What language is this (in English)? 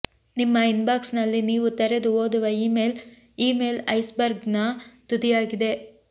Kannada